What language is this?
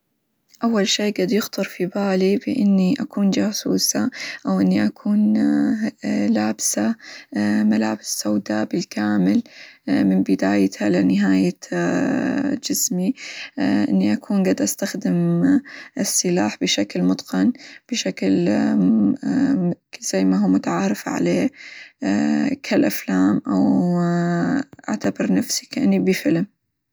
Hijazi Arabic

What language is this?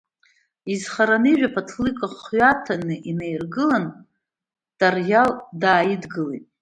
Abkhazian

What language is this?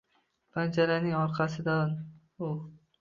Uzbek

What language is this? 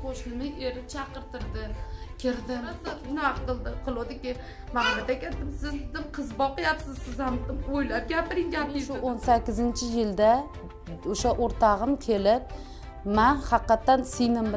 Turkish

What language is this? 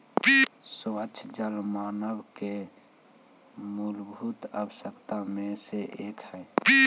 Magahi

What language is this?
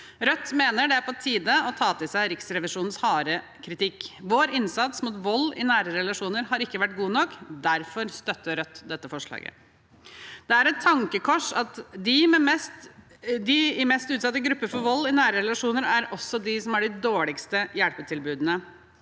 Norwegian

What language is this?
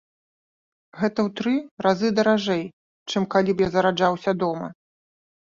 Belarusian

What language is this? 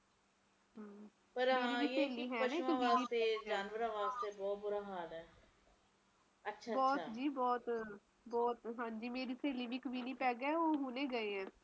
Punjabi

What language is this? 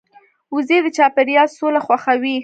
Pashto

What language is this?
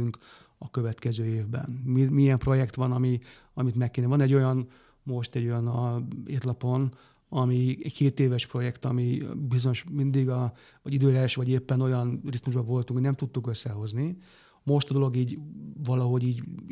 Hungarian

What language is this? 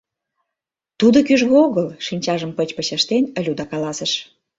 Mari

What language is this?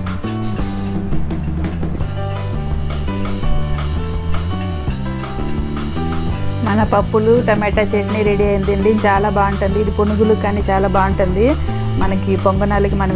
Indonesian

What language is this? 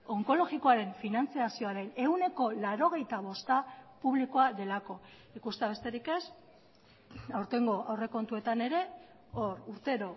Basque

